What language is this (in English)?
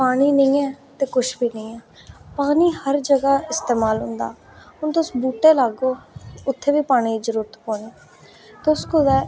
Dogri